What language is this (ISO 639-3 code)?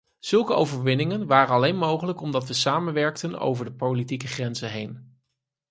nld